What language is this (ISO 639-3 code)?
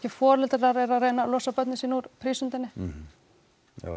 isl